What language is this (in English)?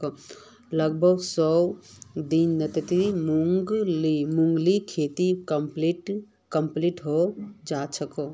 Magahi